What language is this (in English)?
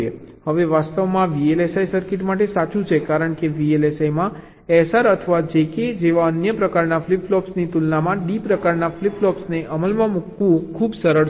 Gujarati